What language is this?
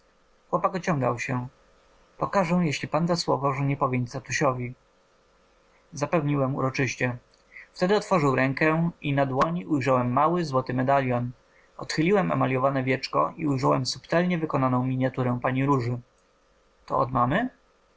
Polish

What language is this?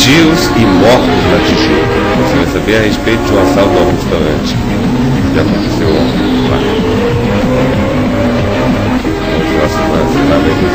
Portuguese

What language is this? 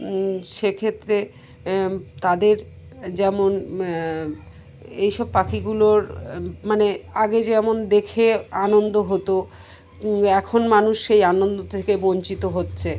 Bangla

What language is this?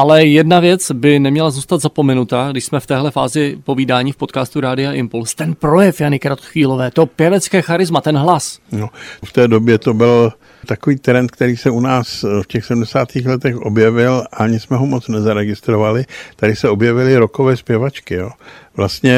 Czech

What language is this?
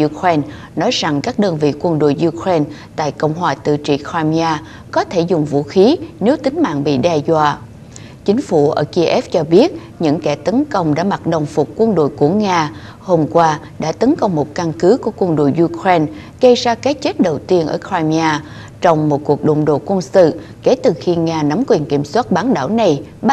Vietnamese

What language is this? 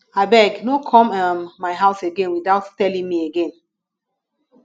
Nigerian Pidgin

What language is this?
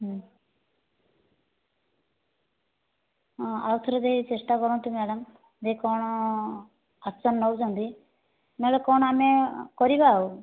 Odia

